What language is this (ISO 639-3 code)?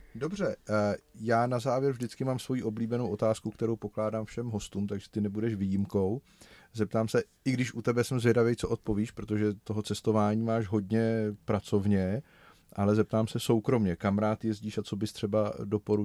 ces